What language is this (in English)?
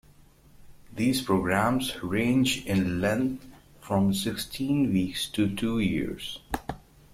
English